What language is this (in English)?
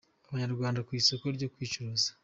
Kinyarwanda